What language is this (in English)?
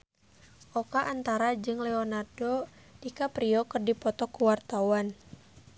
Sundanese